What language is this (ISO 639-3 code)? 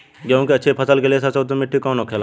bho